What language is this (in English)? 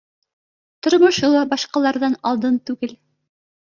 Bashkir